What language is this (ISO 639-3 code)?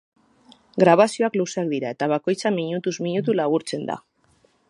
eus